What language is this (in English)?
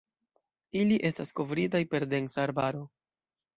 Esperanto